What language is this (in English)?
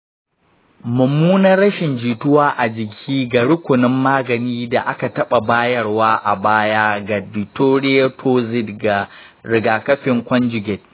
Hausa